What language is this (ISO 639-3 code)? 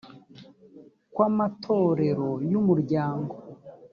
kin